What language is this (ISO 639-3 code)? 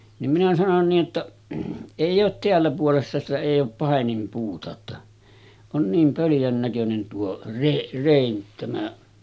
fin